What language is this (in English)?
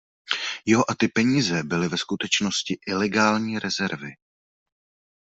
Czech